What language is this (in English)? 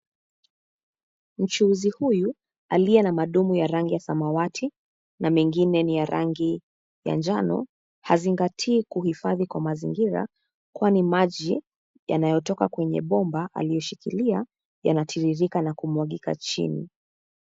Swahili